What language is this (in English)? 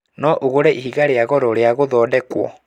Kikuyu